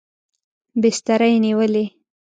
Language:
Pashto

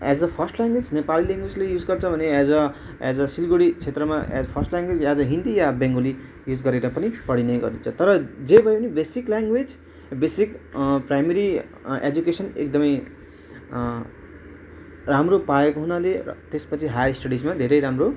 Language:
Nepali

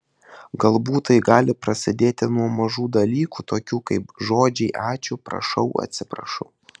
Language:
Lithuanian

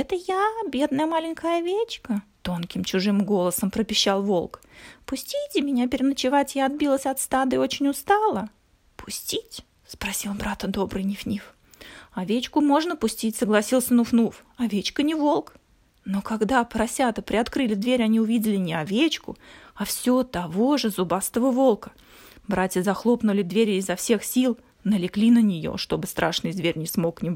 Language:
Russian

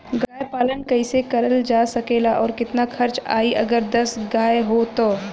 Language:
Bhojpuri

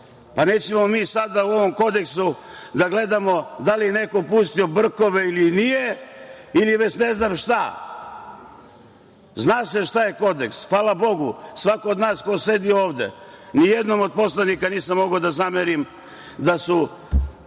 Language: Serbian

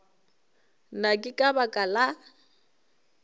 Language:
Northern Sotho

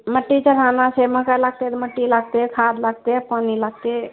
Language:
Maithili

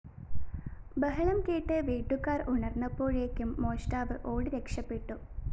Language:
Malayalam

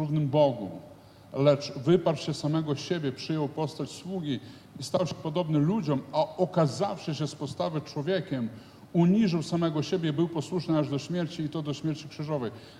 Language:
Polish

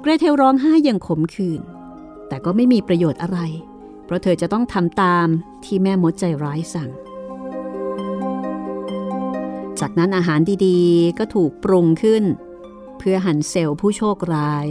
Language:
Thai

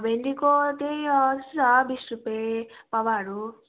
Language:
Nepali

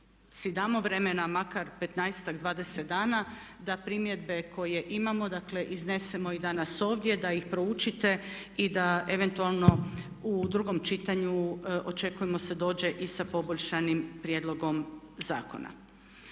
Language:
Croatian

